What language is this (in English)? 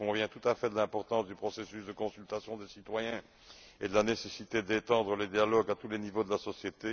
French